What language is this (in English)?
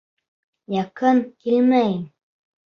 Bashkir